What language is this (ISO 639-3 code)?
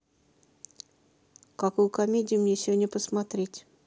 rus